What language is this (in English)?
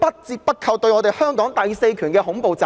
Cantonese